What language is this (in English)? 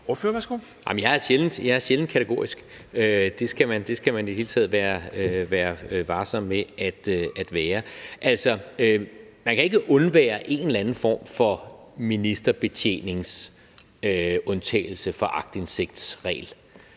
Danish